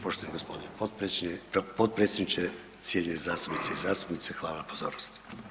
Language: Croatian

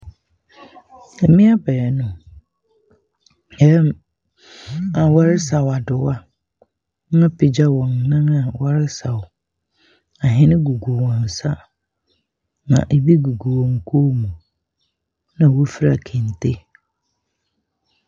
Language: Akan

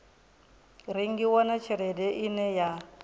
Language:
Venda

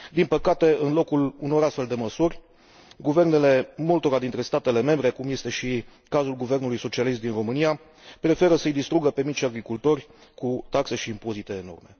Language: Romanian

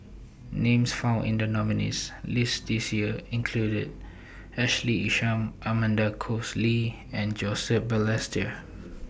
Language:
English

